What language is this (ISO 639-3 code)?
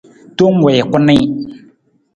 nmz